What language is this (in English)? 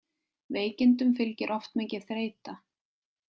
Icelandic